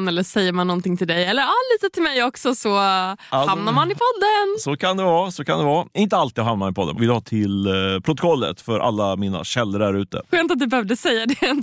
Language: Swedish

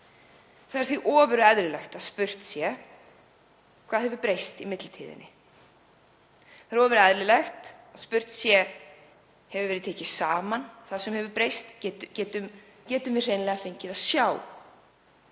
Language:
Icelandic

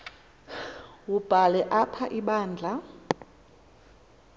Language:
Xhosa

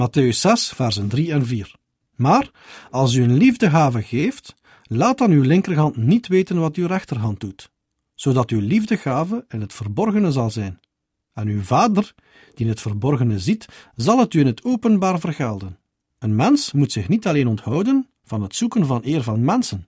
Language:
Dutch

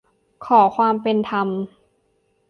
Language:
Thai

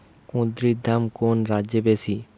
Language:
Bangla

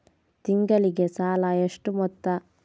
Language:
Kannada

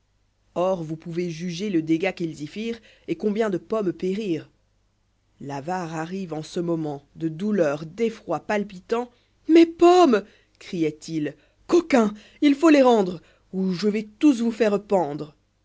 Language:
French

